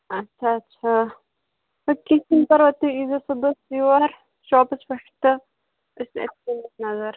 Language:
Kashmiri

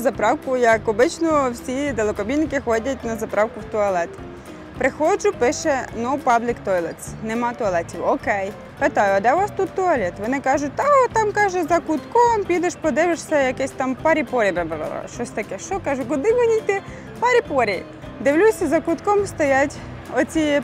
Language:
Ukrainian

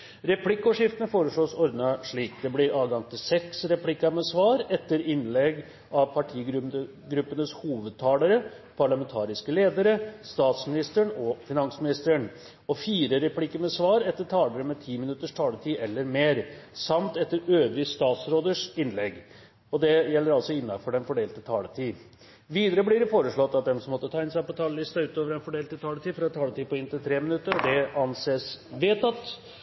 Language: Norwegian Bokmål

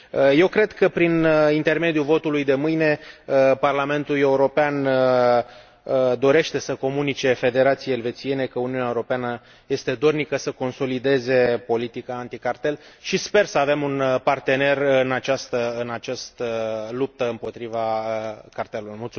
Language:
Romanian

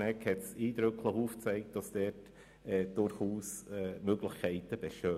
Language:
Swiss German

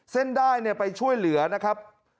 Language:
Thai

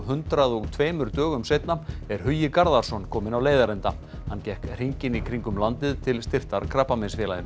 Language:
Icelandic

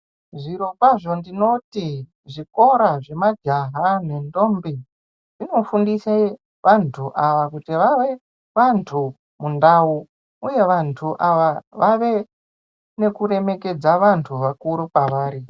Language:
Ndau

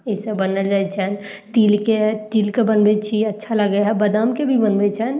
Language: Maithili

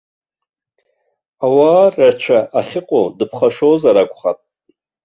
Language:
Abkhazian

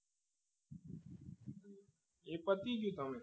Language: Gujarati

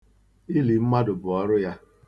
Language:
Igbo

